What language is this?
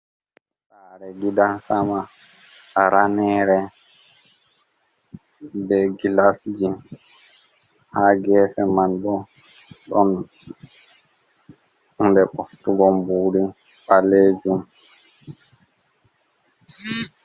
Fula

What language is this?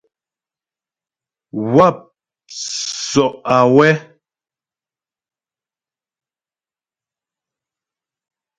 Ghomala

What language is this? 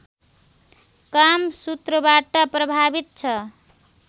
Nepali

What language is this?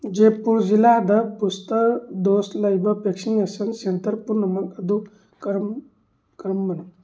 Manipuri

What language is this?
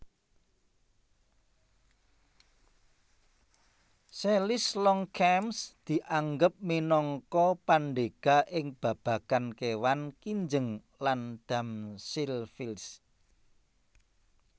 Javanese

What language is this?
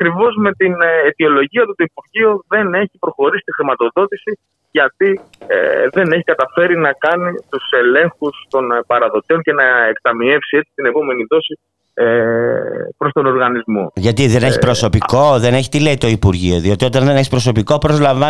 Greek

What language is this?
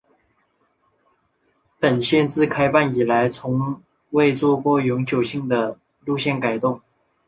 Chinese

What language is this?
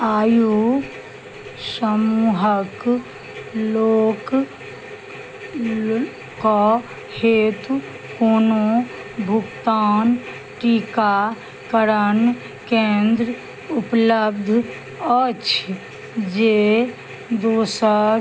Maithili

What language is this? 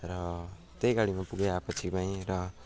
Nepali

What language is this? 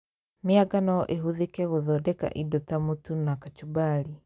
Kikuyu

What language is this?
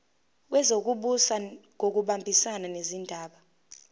Zulu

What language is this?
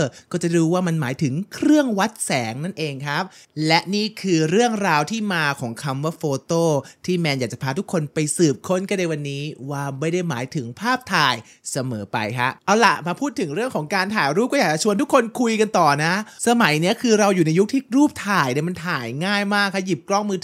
Thai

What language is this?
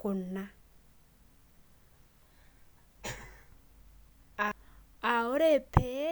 Masai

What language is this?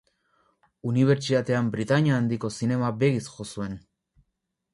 Basque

